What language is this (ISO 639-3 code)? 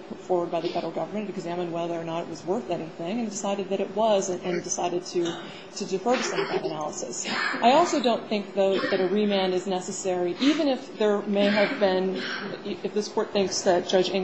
eng